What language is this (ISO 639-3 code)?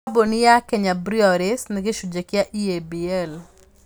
kik